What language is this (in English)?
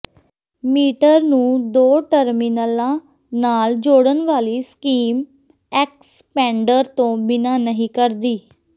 Punjabi